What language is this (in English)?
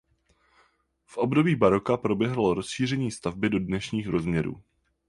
Czech